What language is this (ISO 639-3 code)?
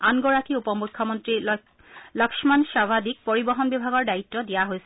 asm